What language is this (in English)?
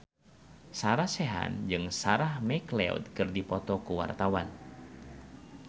Sundanese